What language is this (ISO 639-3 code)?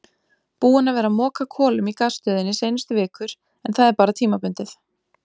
isl